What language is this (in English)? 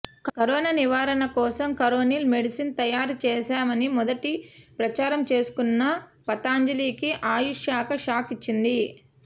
Telugu